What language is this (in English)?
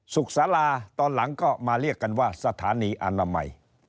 Thai